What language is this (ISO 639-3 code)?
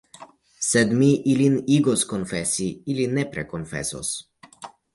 epo